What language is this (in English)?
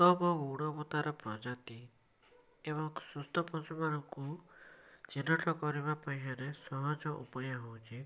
Odia